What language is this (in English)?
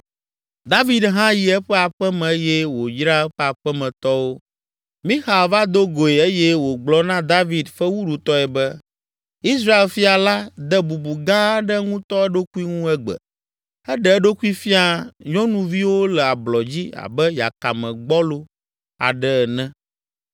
Ewe